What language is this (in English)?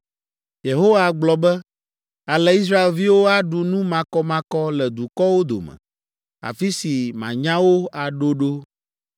Ewe